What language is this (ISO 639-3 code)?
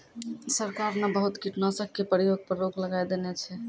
mai